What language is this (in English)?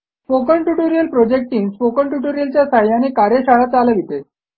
Marathi